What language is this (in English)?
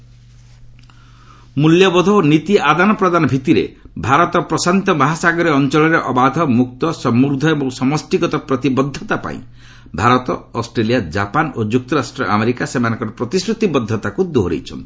Odia